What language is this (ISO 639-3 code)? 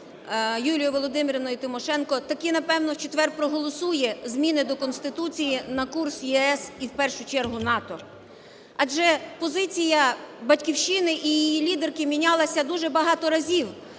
ukr